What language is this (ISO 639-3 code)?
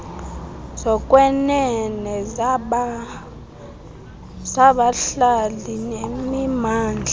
xho